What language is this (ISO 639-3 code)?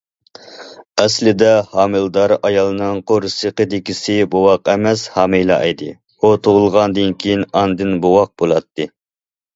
uig